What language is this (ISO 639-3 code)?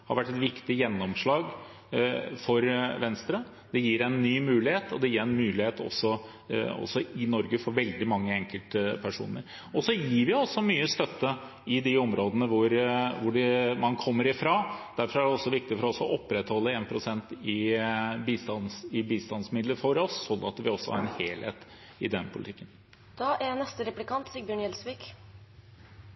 nob